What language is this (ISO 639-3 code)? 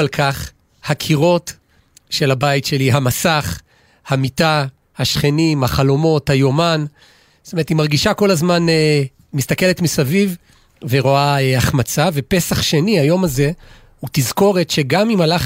heb